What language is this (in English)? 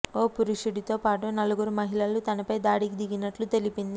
Telugu